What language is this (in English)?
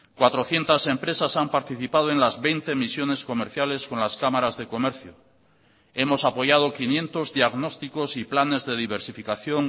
Spanish